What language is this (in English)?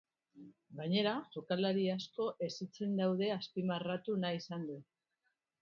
Basque